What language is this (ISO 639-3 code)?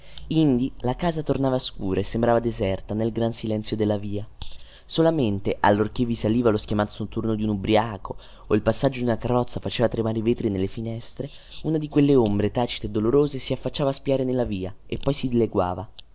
ita